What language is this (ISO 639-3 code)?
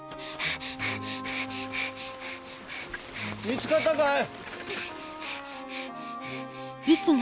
jpn